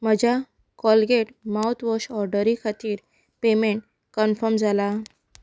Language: Konkani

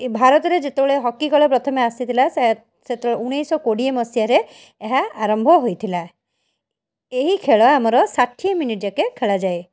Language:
Odia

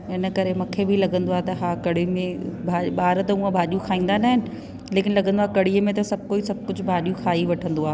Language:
Sindhi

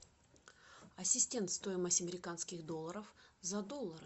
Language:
Russian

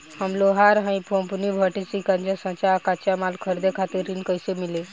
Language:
Bhojpuri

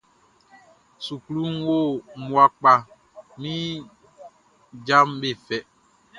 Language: Baoulé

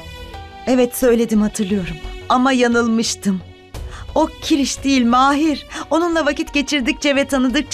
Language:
Turkish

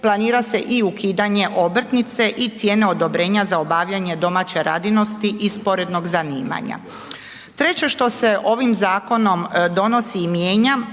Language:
Croatian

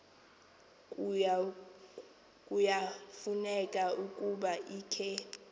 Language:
Xhosa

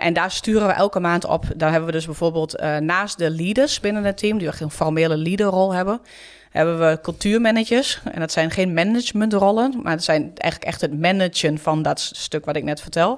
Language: Dutch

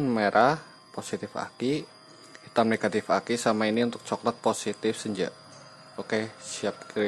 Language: Indonesian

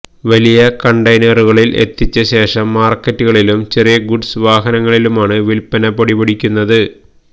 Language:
Malayalam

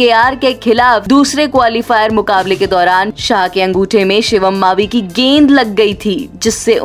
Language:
Hindi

